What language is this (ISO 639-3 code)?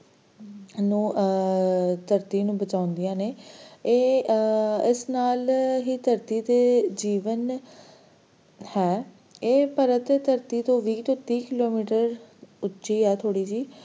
pan